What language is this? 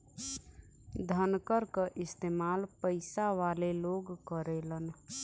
Bhojpuri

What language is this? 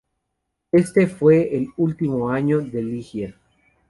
Spanish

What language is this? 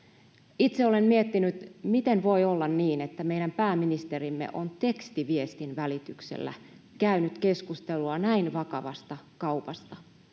Finnish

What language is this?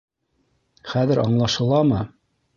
Bashkir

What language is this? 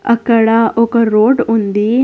Telugu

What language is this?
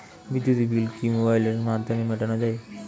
Bangla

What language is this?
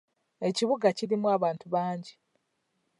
Ganda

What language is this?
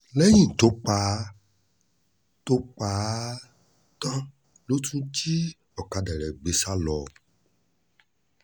Yoruba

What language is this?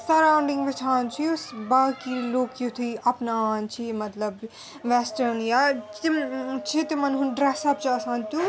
Kashmiri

